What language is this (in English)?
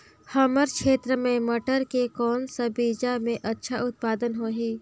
Chhattisgarhi